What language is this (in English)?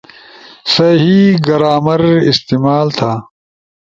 Ushojo